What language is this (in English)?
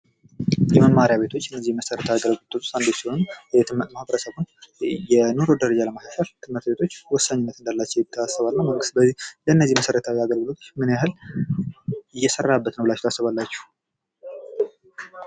Amharic